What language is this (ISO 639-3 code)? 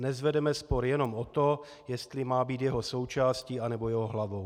ces